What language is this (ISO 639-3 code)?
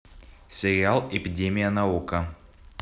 rus